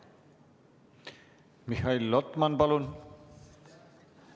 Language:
Estonian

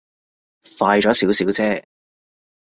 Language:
Cantonese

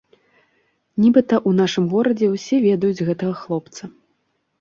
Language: Belarusian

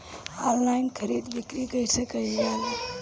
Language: Bhojpuri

